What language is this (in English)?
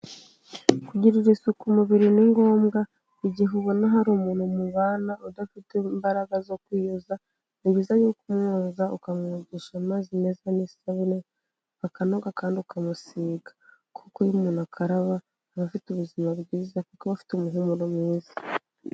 Kinyarwanda